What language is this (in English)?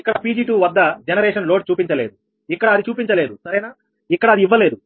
Telugu